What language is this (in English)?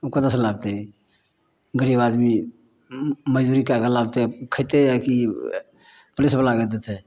Maithili